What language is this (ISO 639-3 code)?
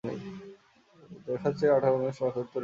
ben